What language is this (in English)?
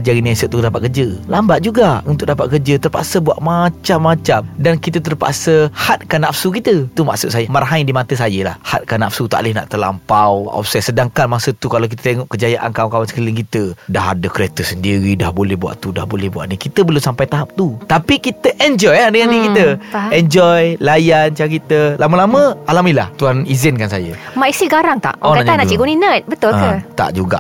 Malay